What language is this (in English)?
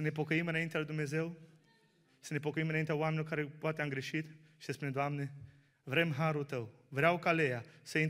Romanian